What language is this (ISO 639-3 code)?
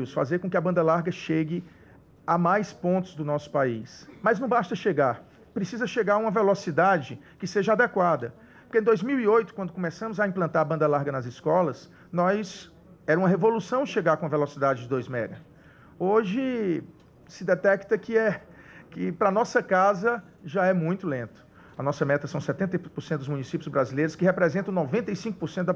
por